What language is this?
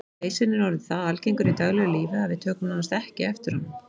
Icelandic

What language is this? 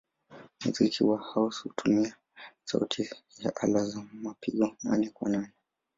Swahili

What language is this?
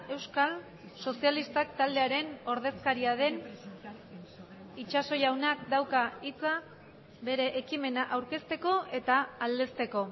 Basque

